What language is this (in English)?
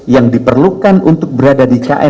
Indonesian